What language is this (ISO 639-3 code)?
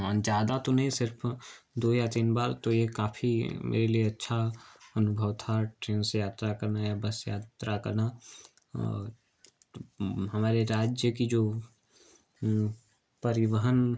hin